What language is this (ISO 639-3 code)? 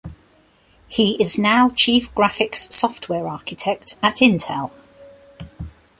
eng